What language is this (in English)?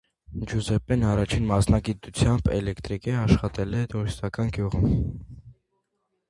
Armenian